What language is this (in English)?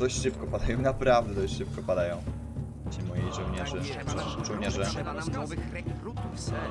Polish